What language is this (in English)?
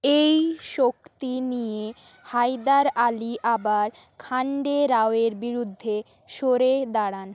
Bangla